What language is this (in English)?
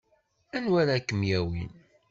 Kabyle